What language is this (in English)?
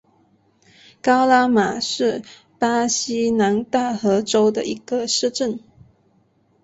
Chinese